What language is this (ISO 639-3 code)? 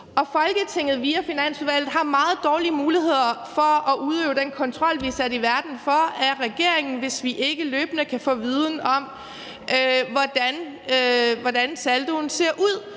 dan